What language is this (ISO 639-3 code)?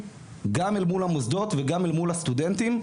heb